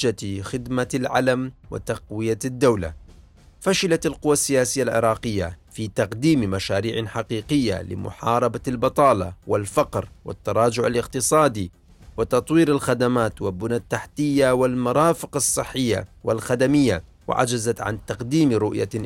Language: Arabic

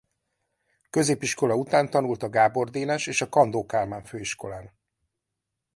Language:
Hungarian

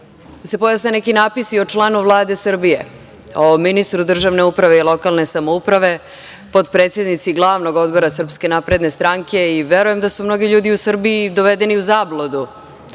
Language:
Serbian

